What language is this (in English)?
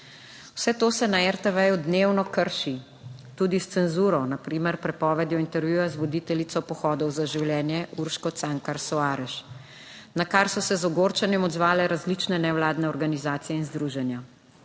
Slovenian